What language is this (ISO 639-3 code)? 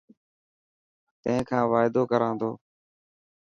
mki